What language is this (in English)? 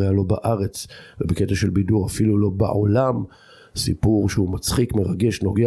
Hebrew